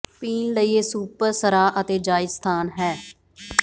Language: Punjabi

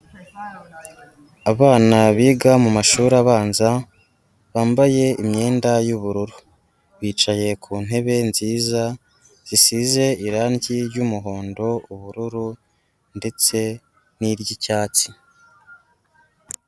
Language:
Kinyarwanda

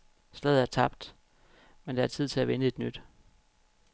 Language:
Danish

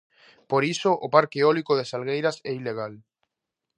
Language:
Galician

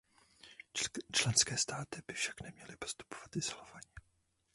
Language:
Czech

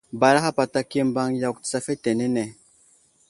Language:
Wuzlam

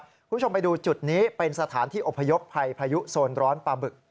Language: Thai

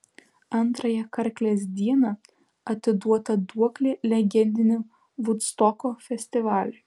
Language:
Lithuanian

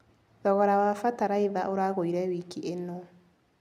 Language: Kikuyu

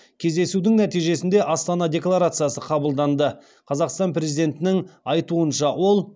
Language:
Kazakh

